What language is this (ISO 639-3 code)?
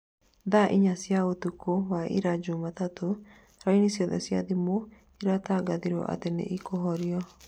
kik